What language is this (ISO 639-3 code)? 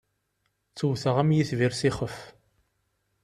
kab